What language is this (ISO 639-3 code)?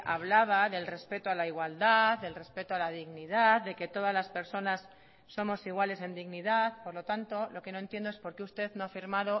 spa